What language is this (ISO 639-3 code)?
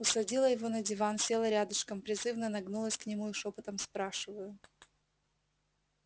rus